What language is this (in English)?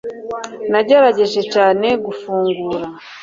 Kinyarwanda